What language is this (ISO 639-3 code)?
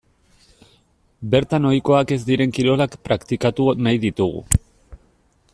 eus